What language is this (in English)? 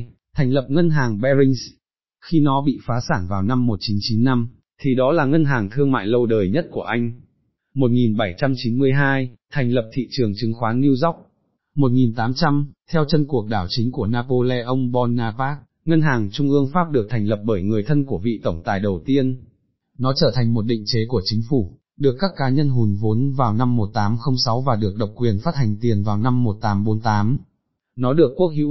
Vietnamese